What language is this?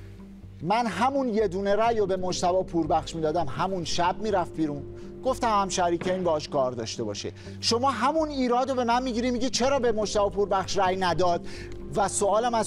Persian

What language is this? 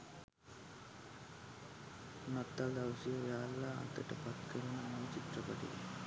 Sinhala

